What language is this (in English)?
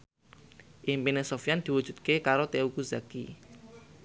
Javanese